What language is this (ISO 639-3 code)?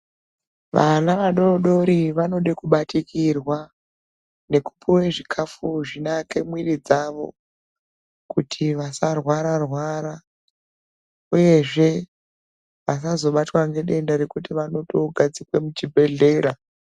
ndc